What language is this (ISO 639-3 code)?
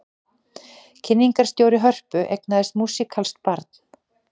isl